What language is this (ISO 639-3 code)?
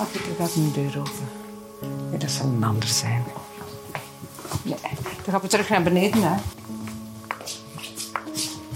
nld